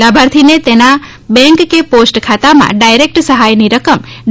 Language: Gujarati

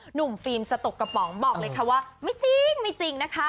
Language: Thai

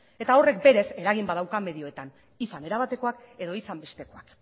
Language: Basque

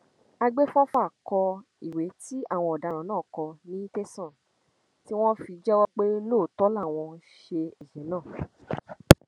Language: Yoruba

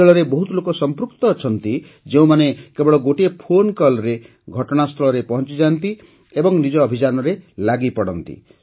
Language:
Odia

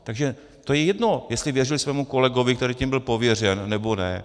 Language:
Czech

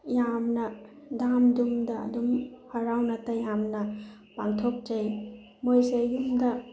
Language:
Manipuri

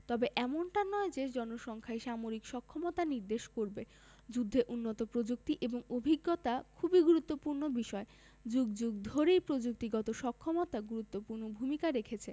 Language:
Bangla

